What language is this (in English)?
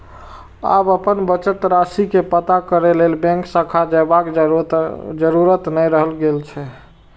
Maithili